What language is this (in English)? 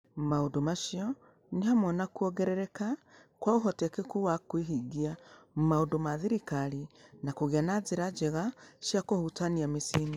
Kikuyu